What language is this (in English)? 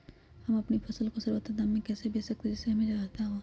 Magahi